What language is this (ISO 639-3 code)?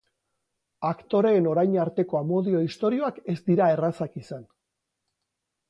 eus